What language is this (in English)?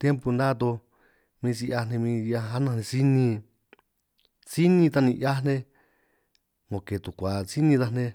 San Martín Itunyoso Triqui